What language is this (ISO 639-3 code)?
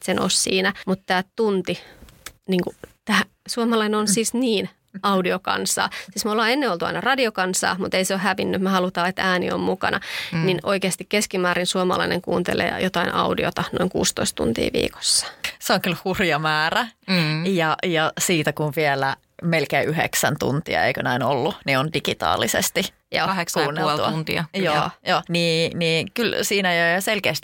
fin